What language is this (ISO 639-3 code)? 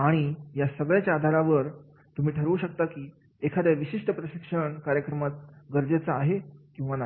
mar